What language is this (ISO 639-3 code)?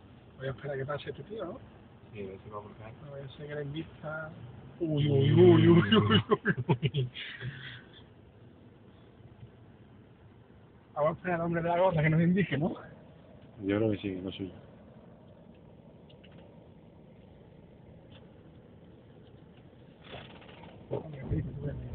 spa